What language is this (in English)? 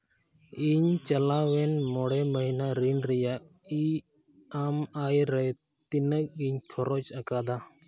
Santali